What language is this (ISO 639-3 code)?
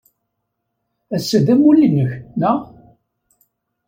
kab